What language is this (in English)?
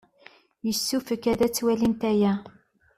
Kabyle